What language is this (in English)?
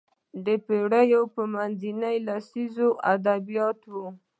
Pashto